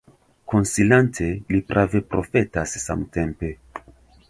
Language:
Esperanto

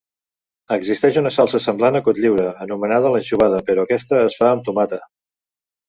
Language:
Catalan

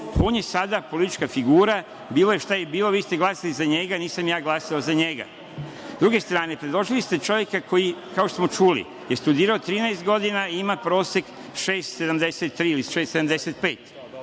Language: Serbian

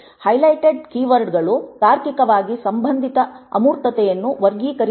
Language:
Kannada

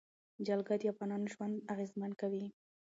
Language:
Pashto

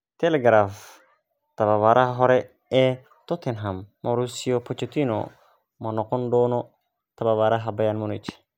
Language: Somali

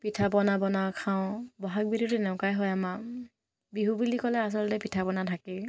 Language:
Assamese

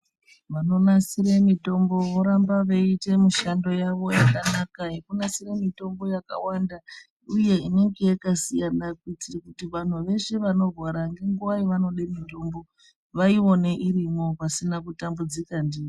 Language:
Ndau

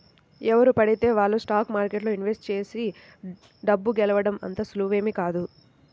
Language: Telugu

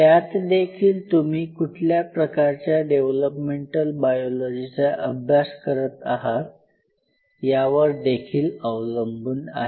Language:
Marathi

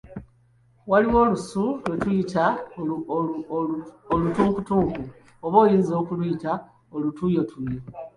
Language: Ganda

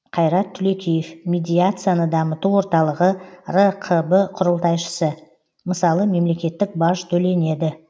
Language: Kazakh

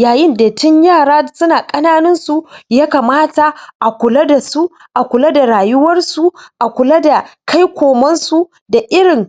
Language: Hausa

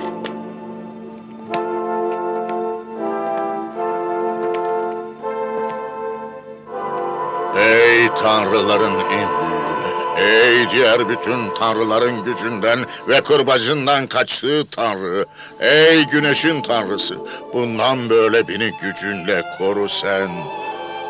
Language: Turkish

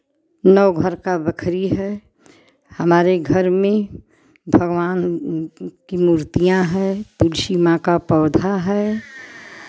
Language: Hindi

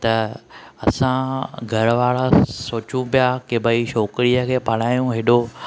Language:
Sindhi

